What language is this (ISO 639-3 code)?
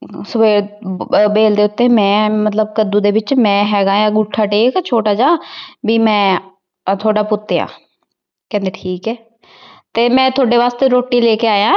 pan